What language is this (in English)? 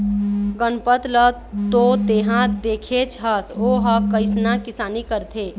Chhattisgarhi